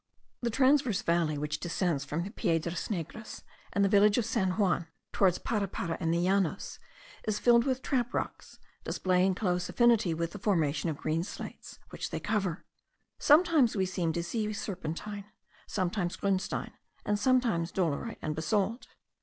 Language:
English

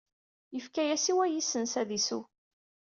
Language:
Kabyle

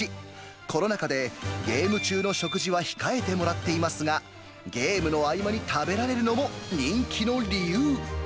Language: Japanese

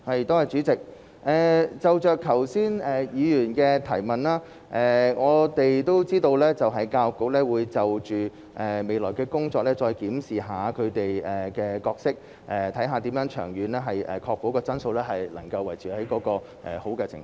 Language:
Cantonese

